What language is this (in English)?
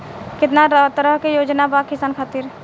Bhojpuri